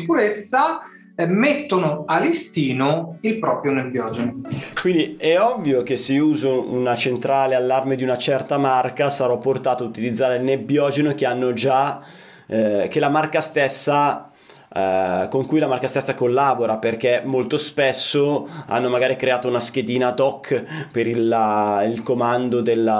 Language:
Italian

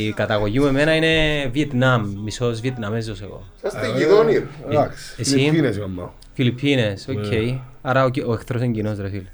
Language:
Greek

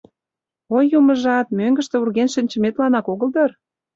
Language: Mari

